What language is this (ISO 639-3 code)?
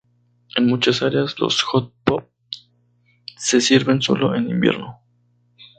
spa